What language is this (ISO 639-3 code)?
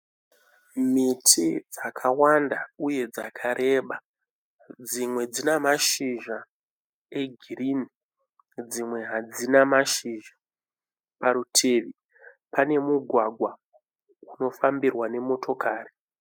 sna